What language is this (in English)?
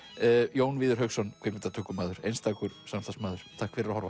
Icelandic